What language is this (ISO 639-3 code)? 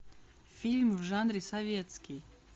rus